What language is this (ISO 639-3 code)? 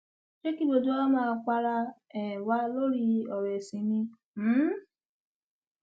yor